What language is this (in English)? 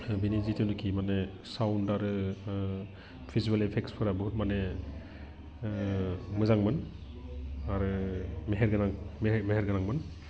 Bodo